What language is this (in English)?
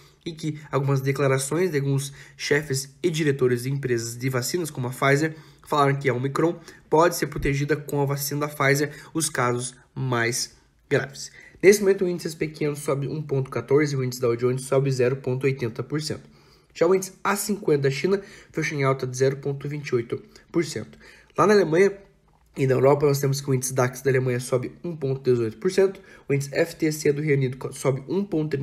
Portuguese